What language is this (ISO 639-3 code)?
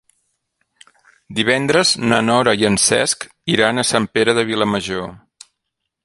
cat